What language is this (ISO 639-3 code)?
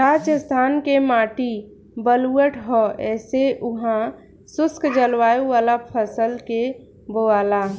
bho